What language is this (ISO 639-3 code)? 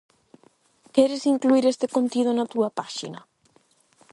glg